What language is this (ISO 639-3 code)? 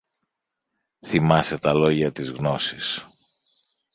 ell